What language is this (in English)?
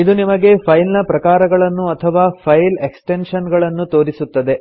Kannada